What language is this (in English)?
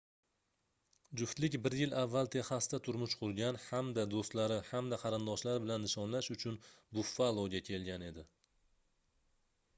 Uzbek